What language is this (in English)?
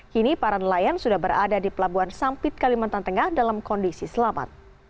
Indonesian